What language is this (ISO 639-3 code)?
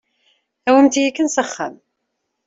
kab